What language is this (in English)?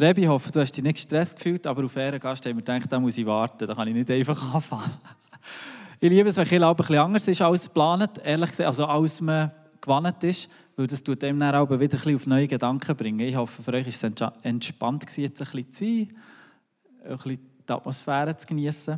German